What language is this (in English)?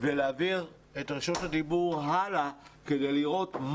Hebrew